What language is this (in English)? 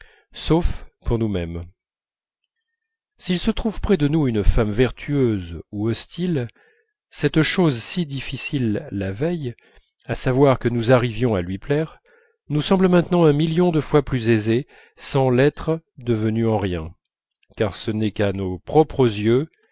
French